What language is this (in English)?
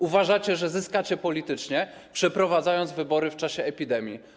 Polish